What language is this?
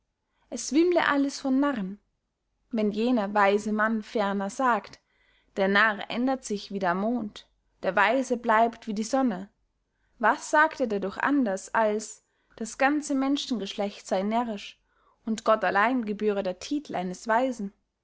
German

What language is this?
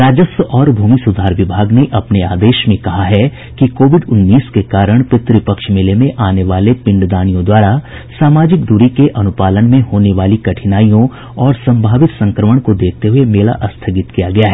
Hindi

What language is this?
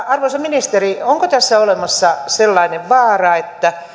Finnish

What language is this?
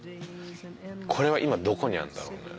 Japanese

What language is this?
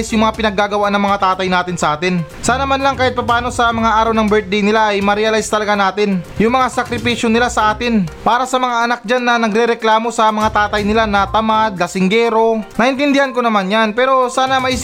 Filipino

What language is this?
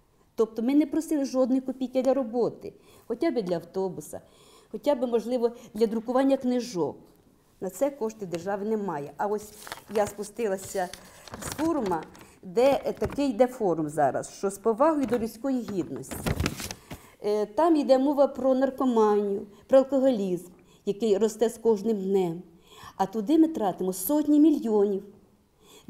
Ukrainian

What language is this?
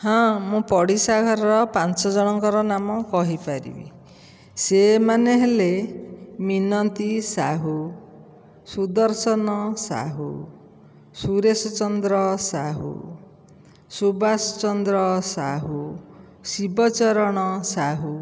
Odia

